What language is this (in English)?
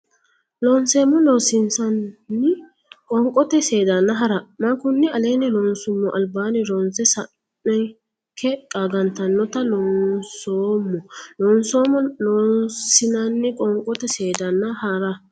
Sidamo